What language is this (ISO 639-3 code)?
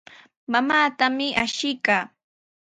qws